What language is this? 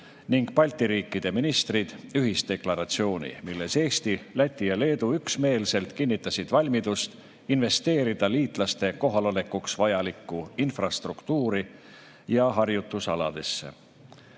Estonian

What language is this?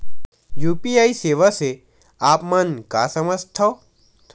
Chhattisgarhi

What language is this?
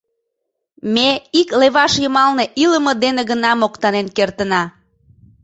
Mari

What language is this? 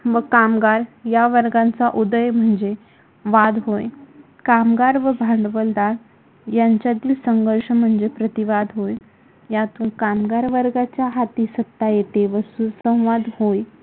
Marathi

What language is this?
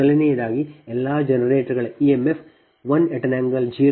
Kannada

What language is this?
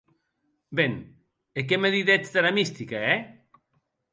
Occitan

